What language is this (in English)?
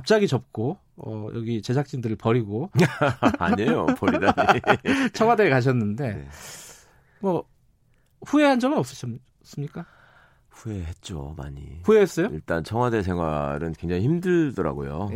Korean